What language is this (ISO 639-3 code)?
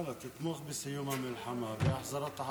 heb